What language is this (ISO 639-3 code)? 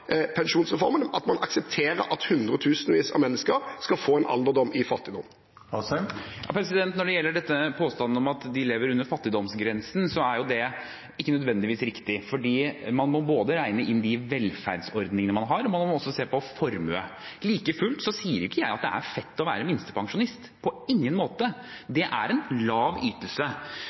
nob